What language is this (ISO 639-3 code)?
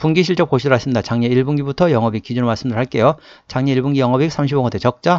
kor